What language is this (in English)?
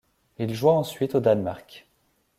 French